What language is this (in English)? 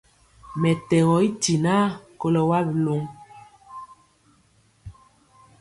Mpiemo